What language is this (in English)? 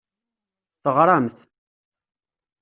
Kabyle